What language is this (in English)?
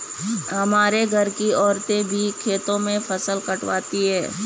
Hindi